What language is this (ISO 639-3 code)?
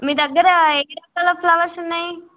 tel